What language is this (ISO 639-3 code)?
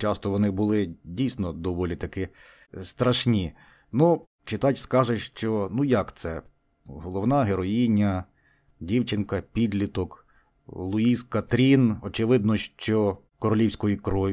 ukr